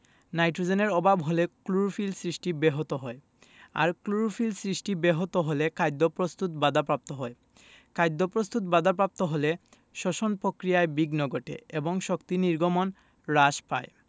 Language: Bangla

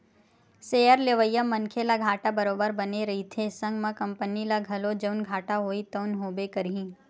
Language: Chhattisgarhi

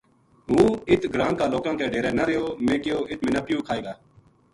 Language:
Gujari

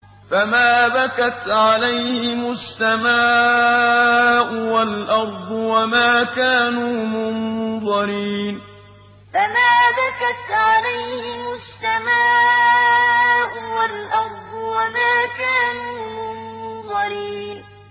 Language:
Arabic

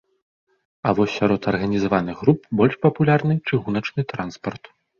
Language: Belarusian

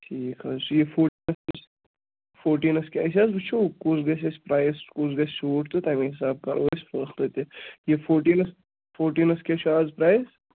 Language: Kashmiri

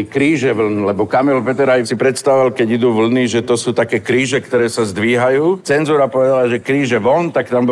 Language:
Slovak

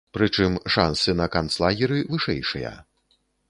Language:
Belarusian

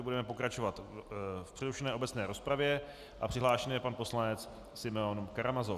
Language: Czech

